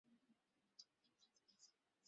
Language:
Bangla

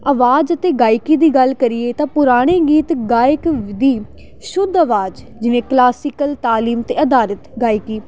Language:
Punjabi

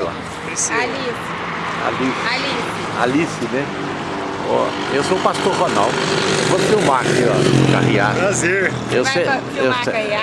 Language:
Portuguese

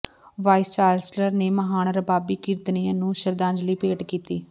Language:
Punjabi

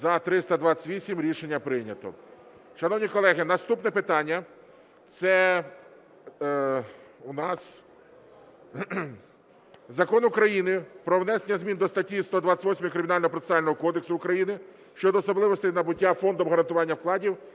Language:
Ukrainian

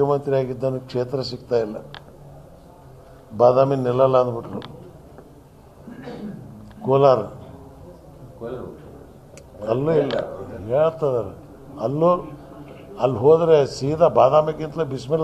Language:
Arabic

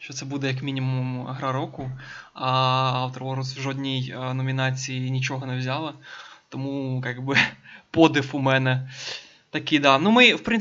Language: Ukrainian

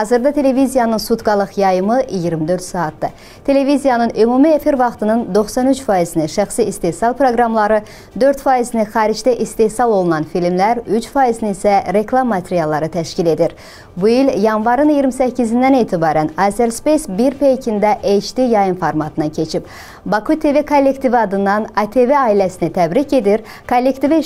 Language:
Turkish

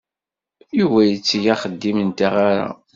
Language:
Kabyle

